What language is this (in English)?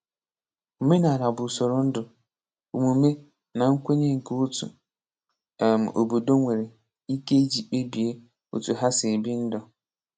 Igbo